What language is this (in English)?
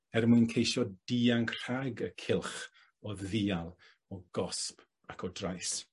Welsh